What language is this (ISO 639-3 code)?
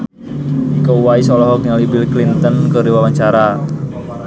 sun